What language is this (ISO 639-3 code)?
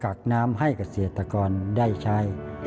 tha